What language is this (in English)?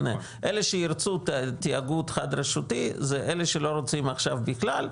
Hebrew